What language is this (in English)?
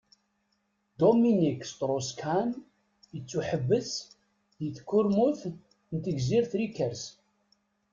Kabyle